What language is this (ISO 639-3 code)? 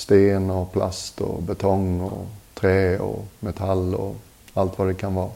swe